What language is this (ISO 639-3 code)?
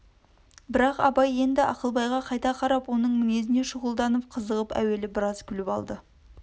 kaz